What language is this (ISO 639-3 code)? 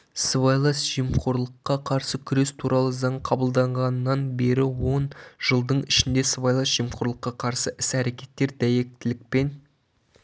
kaz